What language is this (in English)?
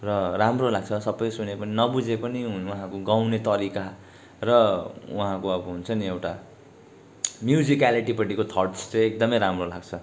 Nepali